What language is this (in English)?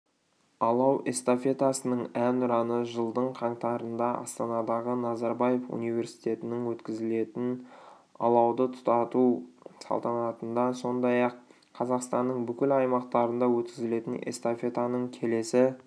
Kazakh